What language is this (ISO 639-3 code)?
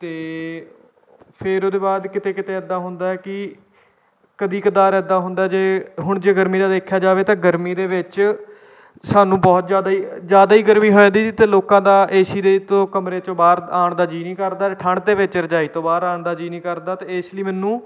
pan